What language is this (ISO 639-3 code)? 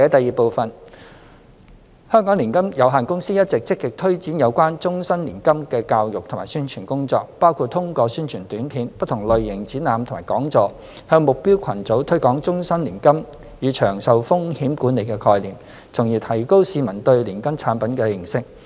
yue